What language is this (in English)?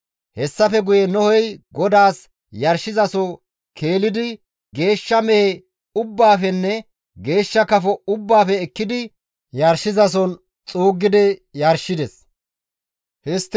Gamo